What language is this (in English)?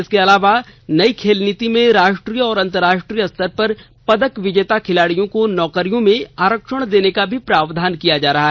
Hindi